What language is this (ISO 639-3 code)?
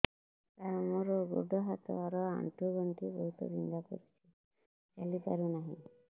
ori